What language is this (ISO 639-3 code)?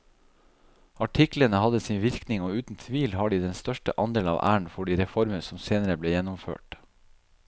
nor